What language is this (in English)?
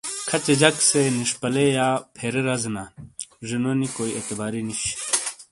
Shina